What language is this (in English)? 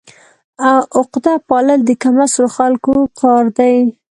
Pashto